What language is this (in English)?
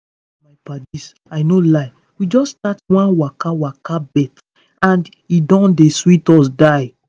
Nigerian Pidgin